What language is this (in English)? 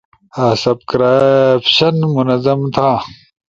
Ushojo